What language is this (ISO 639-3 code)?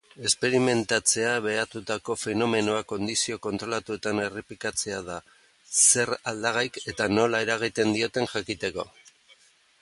eus